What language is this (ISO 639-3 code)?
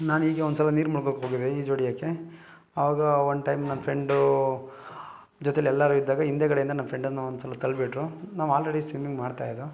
kan